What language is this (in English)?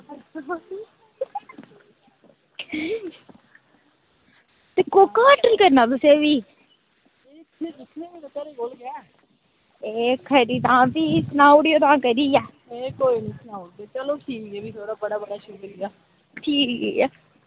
Dogri